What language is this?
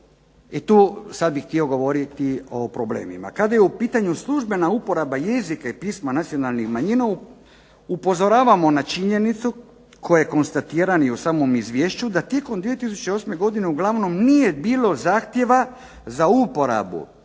Croatian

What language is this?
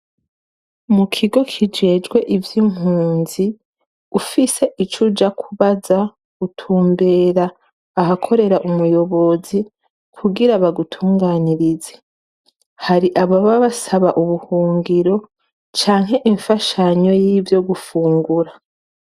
Rundi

